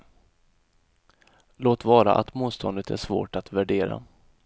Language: Swedish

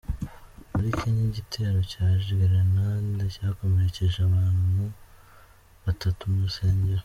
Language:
Kinyarwanda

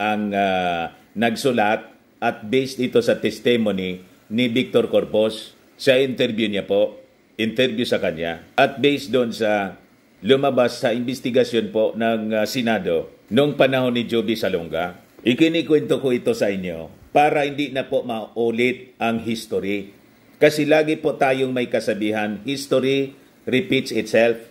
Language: Filipino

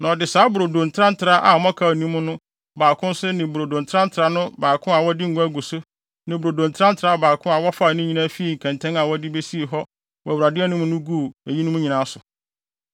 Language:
Akan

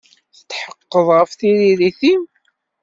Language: Kabyle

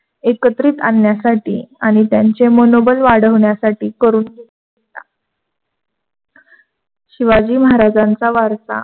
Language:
Marathi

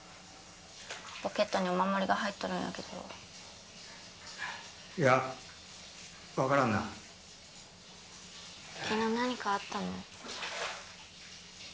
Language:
Japanese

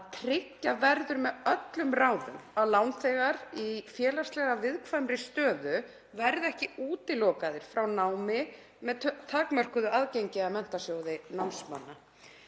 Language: Icelandic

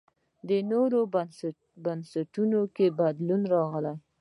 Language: Pashto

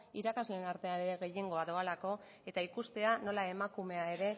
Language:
Basque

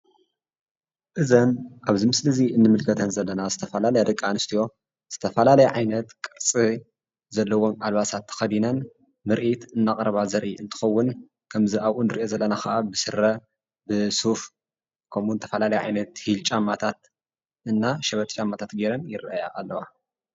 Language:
Tigrinya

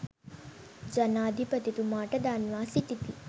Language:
Sinhala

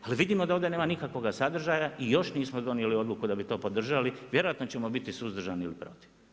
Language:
Croatian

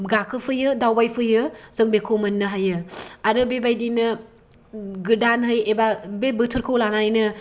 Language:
Bodo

